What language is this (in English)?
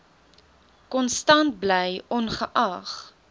Afrikaans